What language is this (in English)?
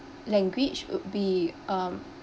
English